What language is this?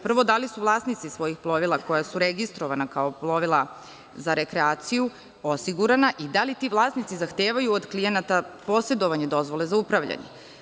Serbian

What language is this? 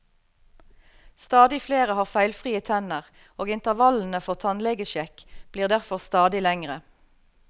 Norwegian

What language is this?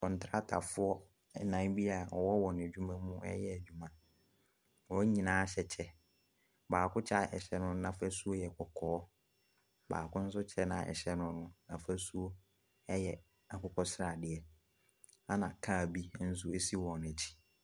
Akan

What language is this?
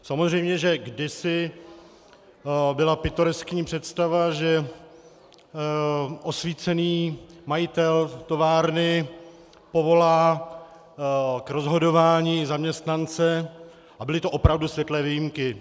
Czech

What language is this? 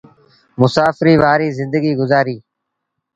Sindhi Bhil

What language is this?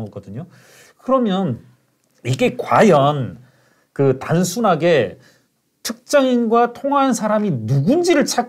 Korean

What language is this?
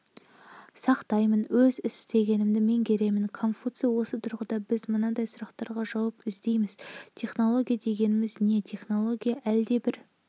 Kazakh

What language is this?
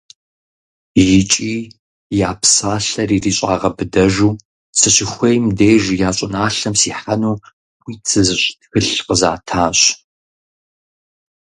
Kabardian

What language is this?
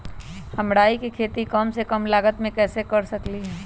Magahi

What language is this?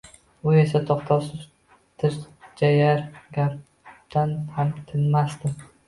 Uzbek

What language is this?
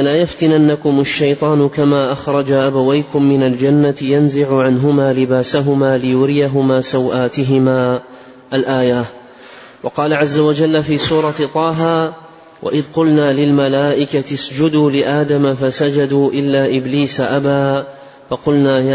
Arabic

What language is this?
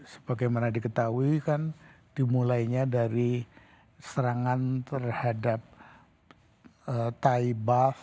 Indonesian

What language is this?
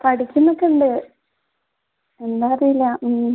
Malayalam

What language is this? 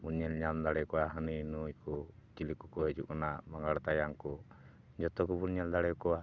Santali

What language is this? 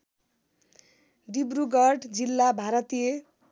Nepali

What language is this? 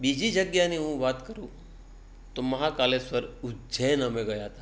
Gujarati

